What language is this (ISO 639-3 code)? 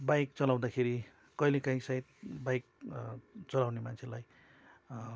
nep